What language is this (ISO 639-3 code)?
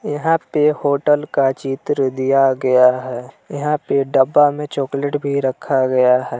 hin